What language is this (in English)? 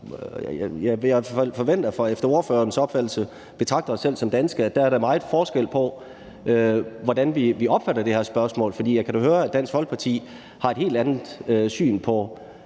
Danish